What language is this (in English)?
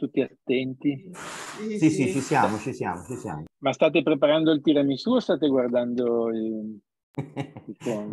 Italian